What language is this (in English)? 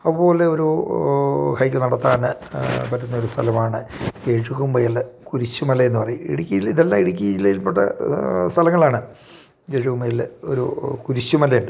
Malayalam